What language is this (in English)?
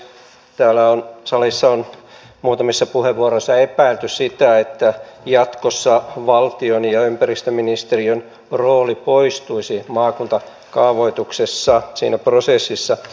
Finnish